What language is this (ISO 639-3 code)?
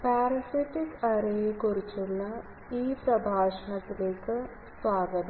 mal